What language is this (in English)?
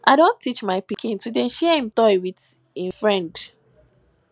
Nigerian Pidgin